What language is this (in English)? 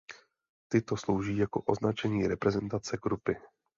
Czech